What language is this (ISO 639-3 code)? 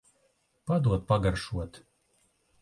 lav